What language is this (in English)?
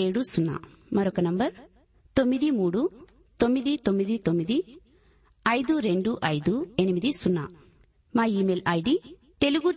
Telugu